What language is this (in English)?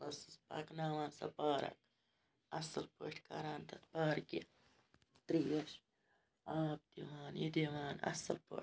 Kashmiri